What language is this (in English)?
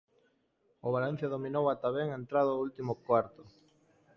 Galician